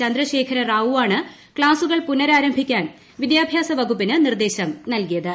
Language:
Malayalam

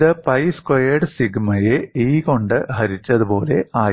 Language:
Malayalam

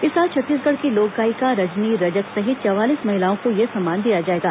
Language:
Hindi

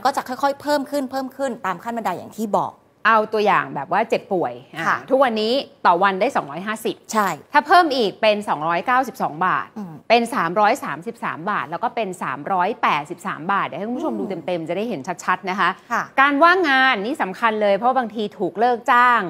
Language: Thai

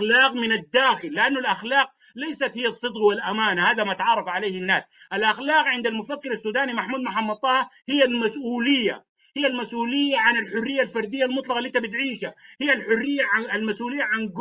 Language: Arabic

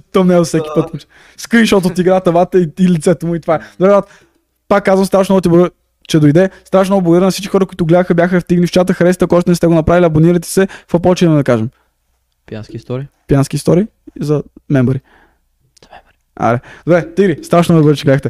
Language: Bulgarian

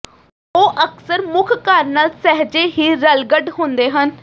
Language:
Punjabi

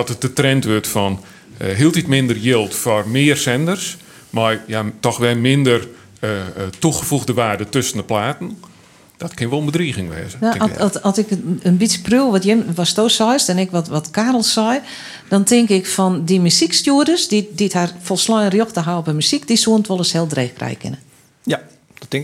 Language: Dutch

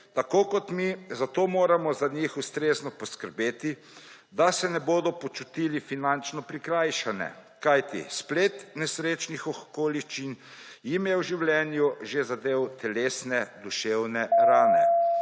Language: Slovenian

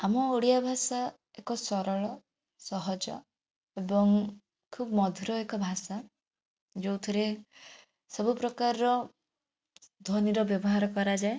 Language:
Odia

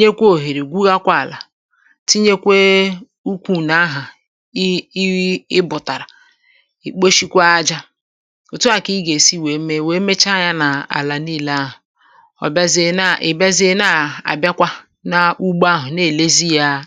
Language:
Igbo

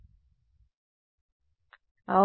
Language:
Telugu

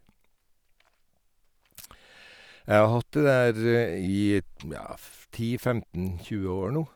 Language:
Norwegian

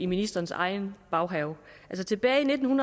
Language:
Danish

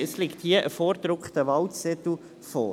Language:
Swiss German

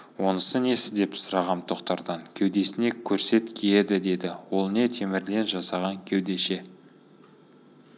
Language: Kazakh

